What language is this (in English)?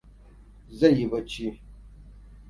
Hausa